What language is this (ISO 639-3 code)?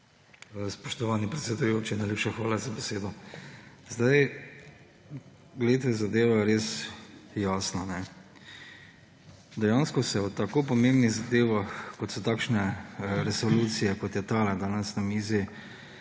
slv